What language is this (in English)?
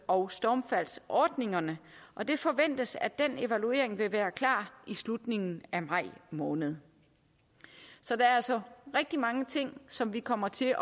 Danish